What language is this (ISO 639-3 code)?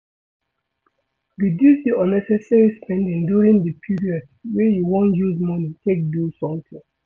pcm